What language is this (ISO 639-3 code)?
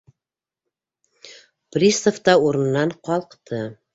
bak